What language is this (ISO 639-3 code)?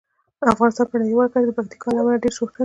pus